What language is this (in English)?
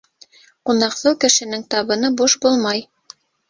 Bashkir